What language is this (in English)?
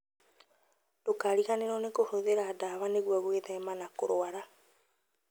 Kikuyu